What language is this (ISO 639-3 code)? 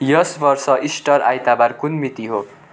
nep